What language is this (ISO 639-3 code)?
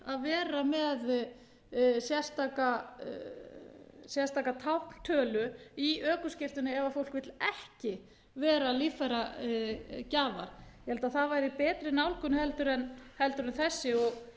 isl